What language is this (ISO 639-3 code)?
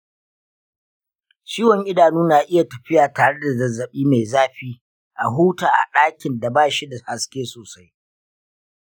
hau